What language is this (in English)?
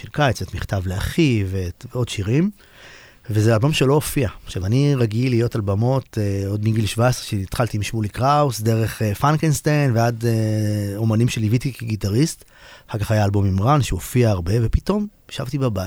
Hebrew